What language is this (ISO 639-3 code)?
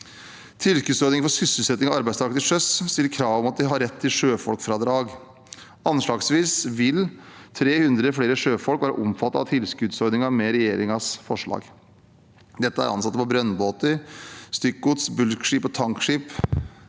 nor